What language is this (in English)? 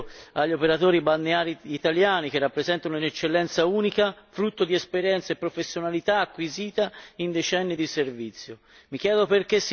Italian